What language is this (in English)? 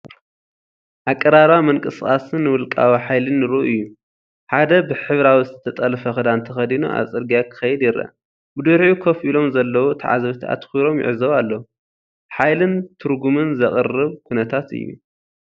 Tigrinya